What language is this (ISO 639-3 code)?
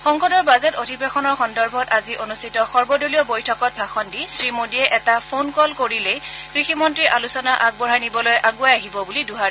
asm